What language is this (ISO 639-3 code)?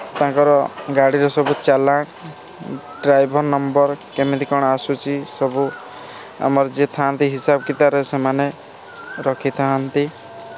ori